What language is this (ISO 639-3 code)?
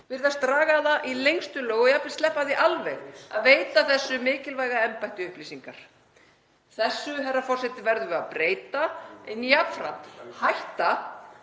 isl